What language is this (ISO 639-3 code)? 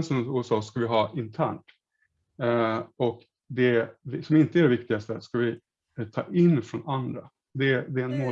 swe